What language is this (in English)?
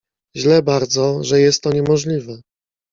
Polish